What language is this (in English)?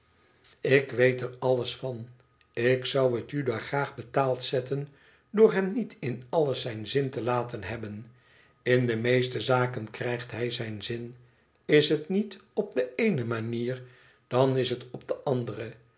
Dutch